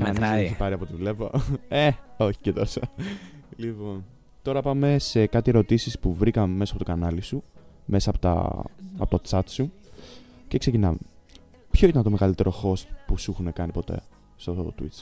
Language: Greek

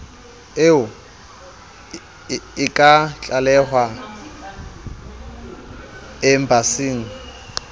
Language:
Southern Sotho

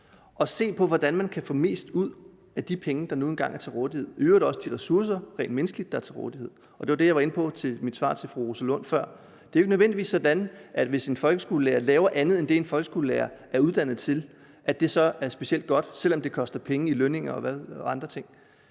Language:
Danish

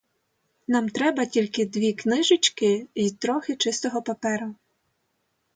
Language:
Ukrainian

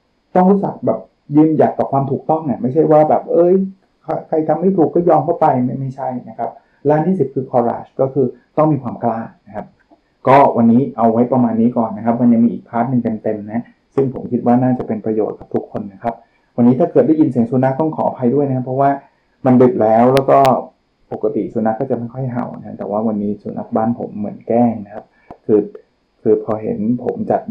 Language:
Thai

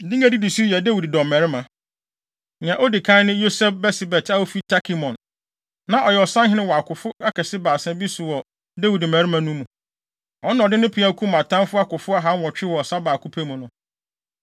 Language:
Akan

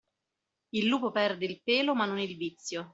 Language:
Italian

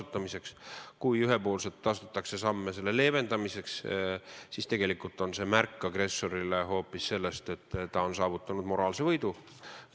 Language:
Estonian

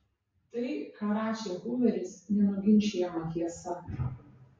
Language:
Lithuanian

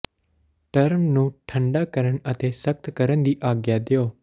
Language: Punjabi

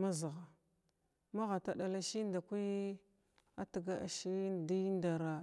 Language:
Glavda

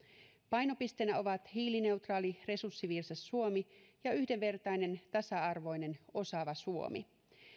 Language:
Finnish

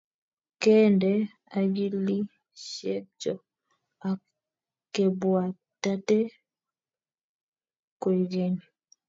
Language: Kalenjin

